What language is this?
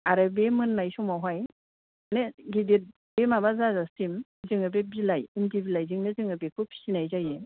Bodo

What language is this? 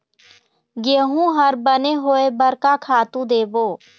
Chhattisgarhi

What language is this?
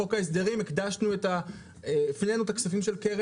Hebrew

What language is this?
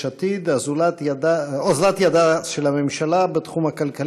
Hebrew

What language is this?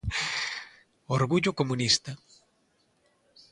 Galician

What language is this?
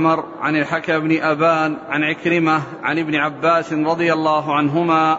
Arabic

